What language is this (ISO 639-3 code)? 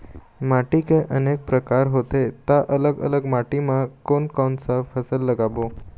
hne